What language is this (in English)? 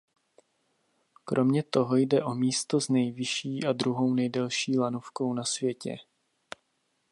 Czech